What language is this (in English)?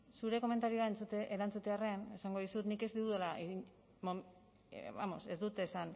Basque